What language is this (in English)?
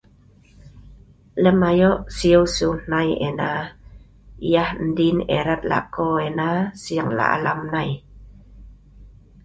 Sa'ban